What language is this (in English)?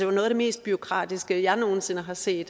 Danish